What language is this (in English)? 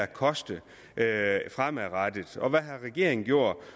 Danish